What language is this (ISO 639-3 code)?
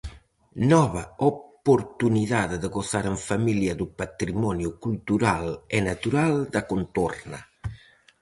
glg